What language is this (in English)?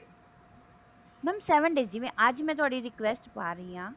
Punjabi